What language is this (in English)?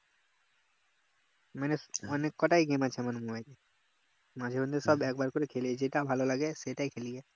Bangla